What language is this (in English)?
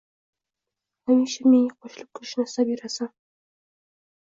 Uzbek